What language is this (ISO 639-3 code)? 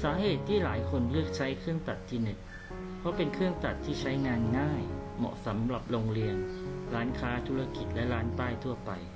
tha